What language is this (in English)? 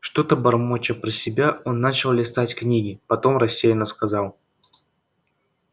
Russian